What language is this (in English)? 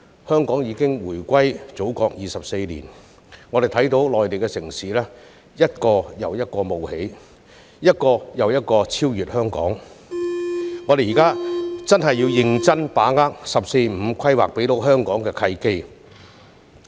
Cantonese